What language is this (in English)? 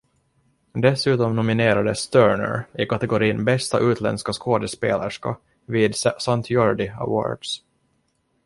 Swedish